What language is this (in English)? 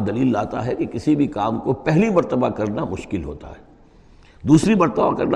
Urdu